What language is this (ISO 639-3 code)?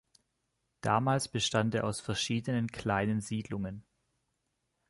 deu